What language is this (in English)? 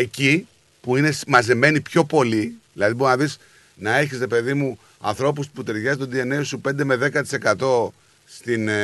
Greek